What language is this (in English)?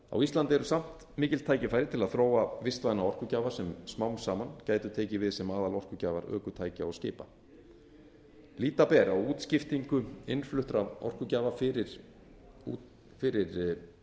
Icelandic